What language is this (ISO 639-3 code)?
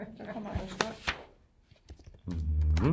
dan